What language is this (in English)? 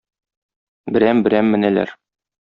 Tatar